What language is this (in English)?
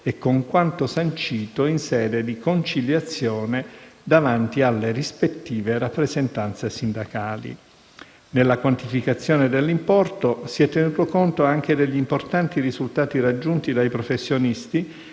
Italian